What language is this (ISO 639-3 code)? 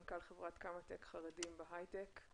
heb